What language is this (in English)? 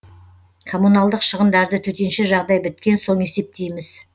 Kazakh